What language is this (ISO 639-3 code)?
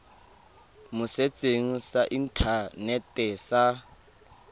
tsn